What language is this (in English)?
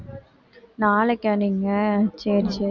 Tamil